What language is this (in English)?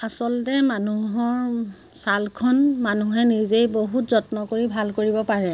Assamese